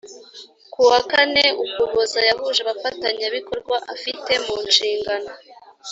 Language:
Kinyarwanda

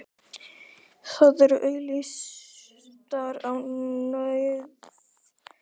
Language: Icelandic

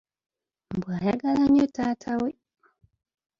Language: Ganda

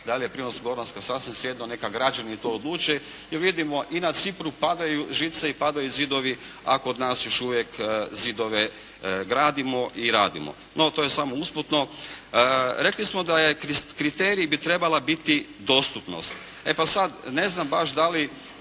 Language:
Croatian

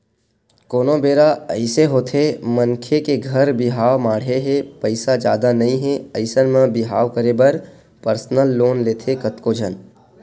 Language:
Chhattisgarhi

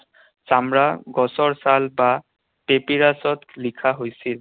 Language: Assamese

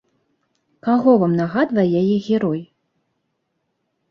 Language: Belarusian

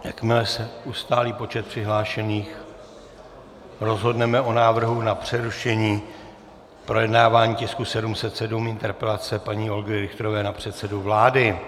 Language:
Czech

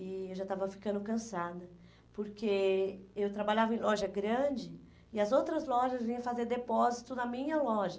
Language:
Portuguese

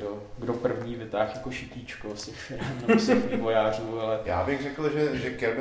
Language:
Czech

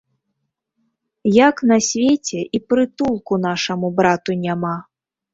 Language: Belarusian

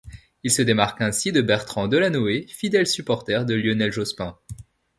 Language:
French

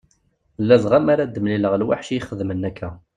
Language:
Kabyle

